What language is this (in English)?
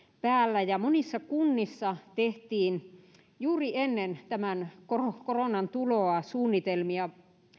Finnish